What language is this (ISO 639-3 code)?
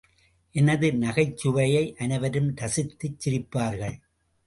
tam